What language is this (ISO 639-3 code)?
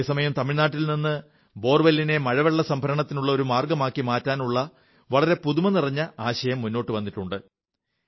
mal